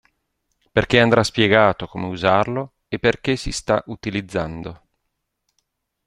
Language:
Italian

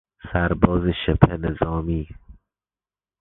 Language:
Persian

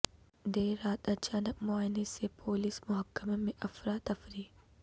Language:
Urdu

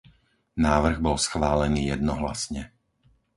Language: Slovak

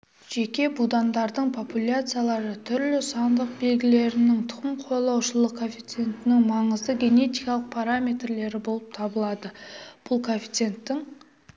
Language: Kazakh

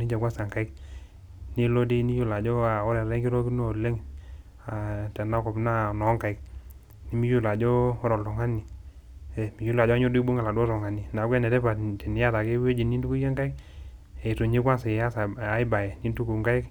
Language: Masai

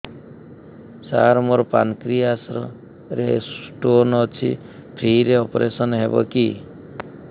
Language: Odia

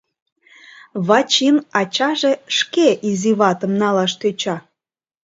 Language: Mari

